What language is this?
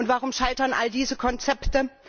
German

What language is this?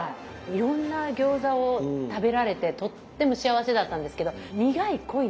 Japanese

